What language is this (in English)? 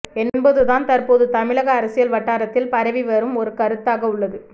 Tamil